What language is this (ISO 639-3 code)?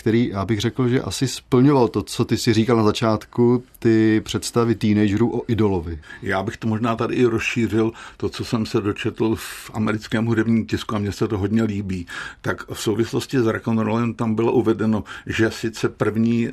ces